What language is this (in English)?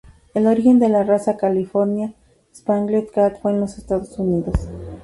Spanish